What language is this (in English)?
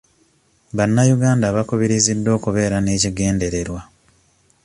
Ganda